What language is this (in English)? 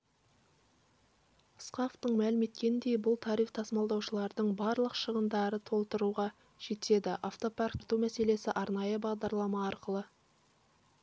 Kazakh